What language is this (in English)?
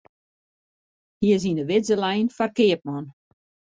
Western Frisian